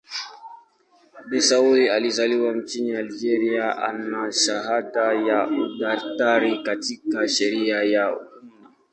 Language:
Swahili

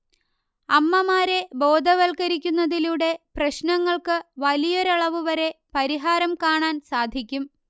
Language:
Malayalam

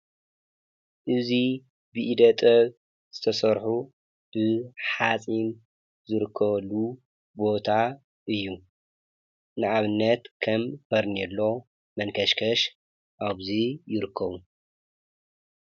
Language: Tigrinya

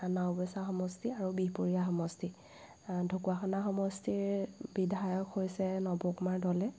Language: Assamese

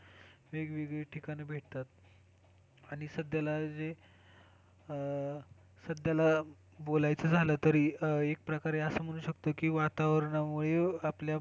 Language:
Marathi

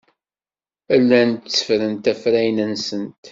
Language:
Kabyle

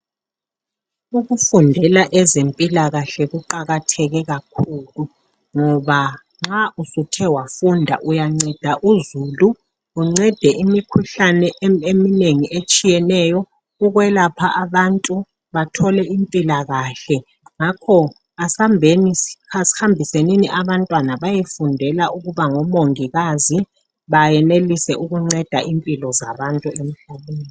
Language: North Ndebele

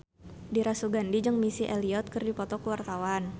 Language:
Sundanese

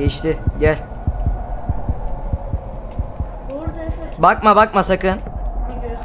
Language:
Turkish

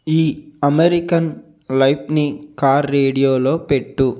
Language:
Telugu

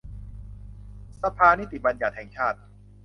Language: Thai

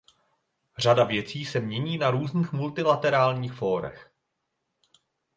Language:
Czech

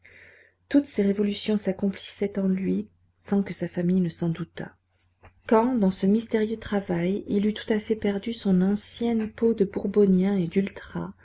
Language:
French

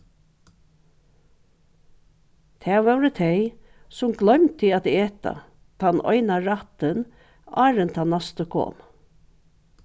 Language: Faroese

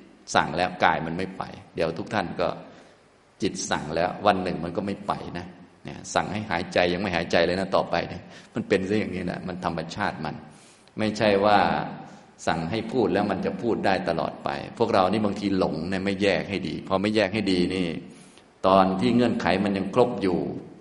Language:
Thai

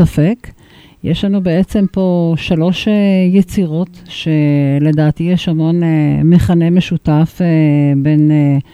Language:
Hebrew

